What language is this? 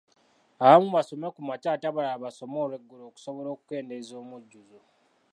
Ganda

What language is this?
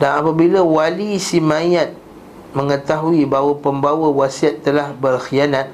Malay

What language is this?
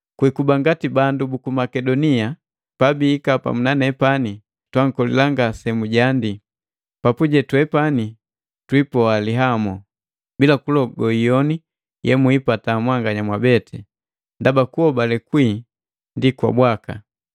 Matengo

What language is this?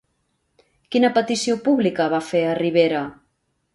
Catalan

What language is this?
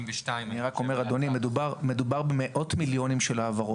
Hebrew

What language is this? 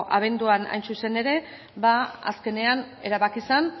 Basque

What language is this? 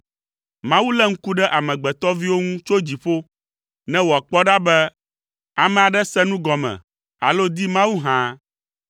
Ewe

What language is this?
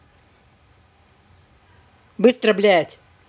Russian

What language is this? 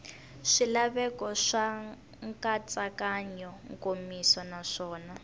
Tsonga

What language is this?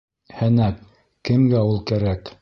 Bashkir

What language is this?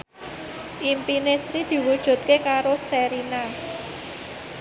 Javanese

